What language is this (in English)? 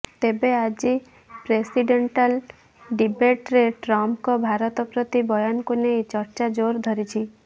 Odia